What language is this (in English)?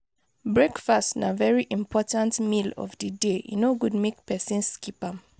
Nigerian Pidgin